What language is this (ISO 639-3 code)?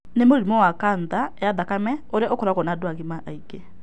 kik